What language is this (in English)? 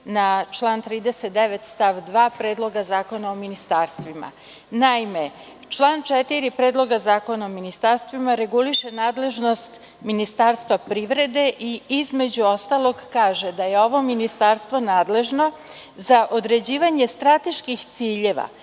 Serbian